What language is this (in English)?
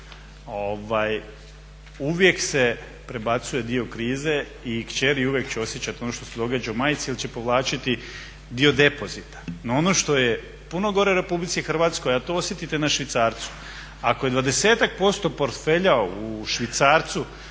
Croatian